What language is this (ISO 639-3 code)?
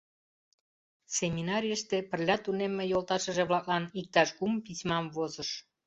chm